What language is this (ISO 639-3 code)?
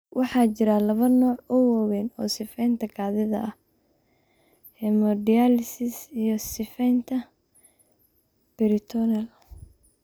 som